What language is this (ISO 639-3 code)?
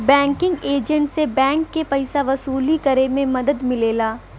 bho